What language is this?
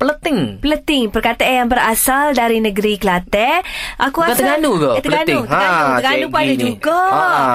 Malay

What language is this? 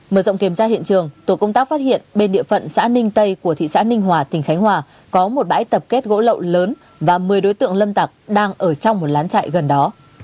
Vietnamese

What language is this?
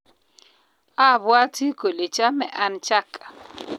Kalenjin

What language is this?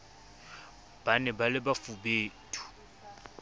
Southern Sotho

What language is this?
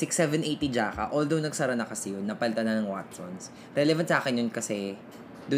Filipino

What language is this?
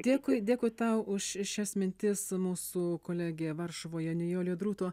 Lithuanian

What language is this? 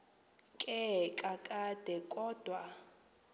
Xhosa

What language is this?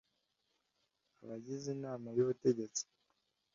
Kinyarwanda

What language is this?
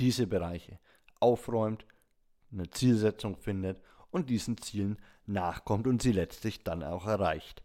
German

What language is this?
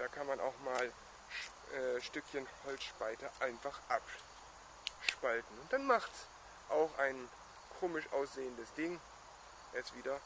German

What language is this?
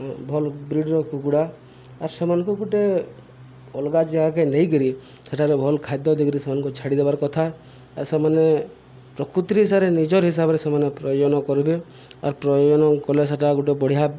Odia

